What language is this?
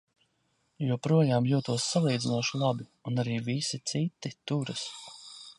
Latvian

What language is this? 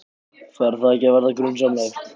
Icelandic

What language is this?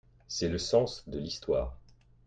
French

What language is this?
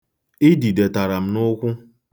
Igbo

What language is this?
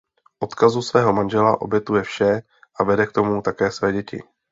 Czech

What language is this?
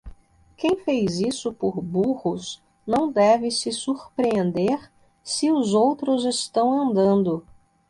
Portuguese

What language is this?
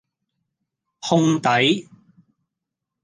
Cantonese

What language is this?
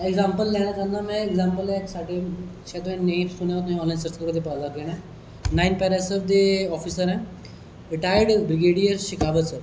Dogri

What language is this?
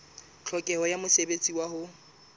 Southern Sotho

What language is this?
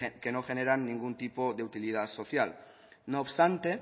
Spanish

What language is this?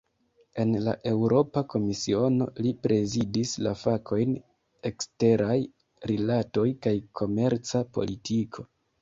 Esperanto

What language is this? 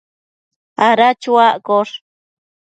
Matsés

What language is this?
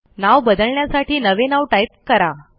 Marathi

